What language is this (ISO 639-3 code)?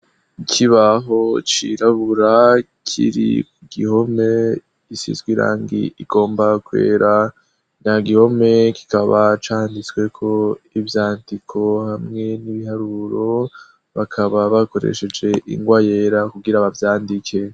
run